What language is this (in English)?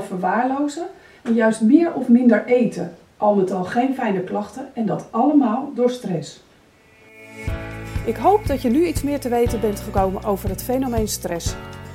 Dutch